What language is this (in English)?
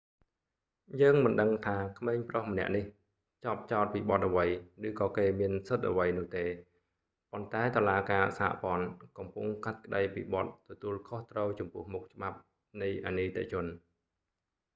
Khmer